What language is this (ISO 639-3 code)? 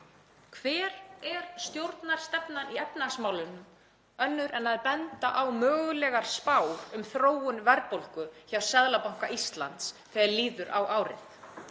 isl